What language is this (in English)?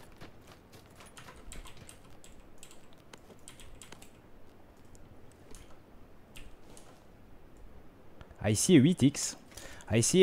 French